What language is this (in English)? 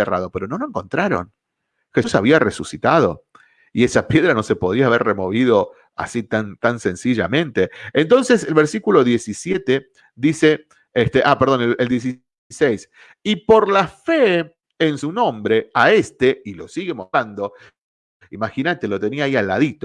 Spanish